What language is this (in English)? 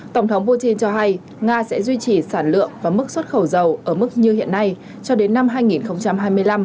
Vietnamese